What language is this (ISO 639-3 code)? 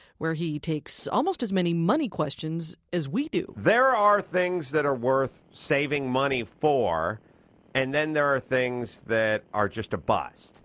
eng